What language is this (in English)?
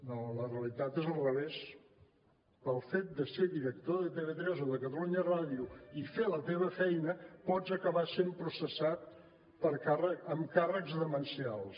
Catalan